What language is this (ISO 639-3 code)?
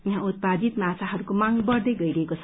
nep